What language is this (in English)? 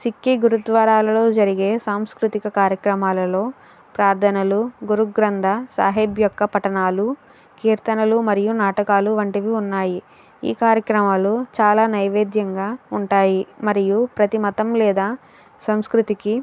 Telugu